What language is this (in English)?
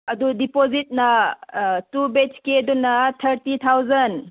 Manipuri